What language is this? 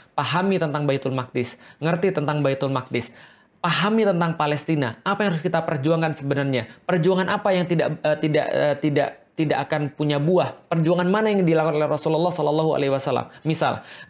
Indonesian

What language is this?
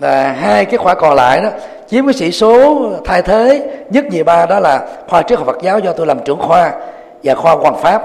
Vietnamese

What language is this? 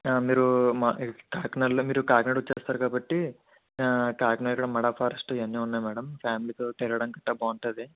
Telugu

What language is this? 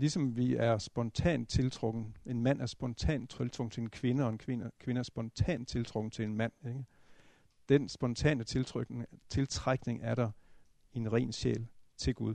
Danish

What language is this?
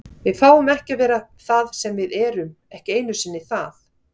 Icelandic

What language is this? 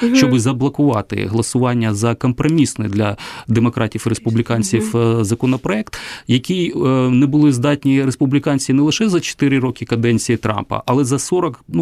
Ukrainian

